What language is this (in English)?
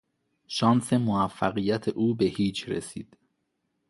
Persian